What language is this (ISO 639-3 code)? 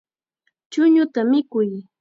qxa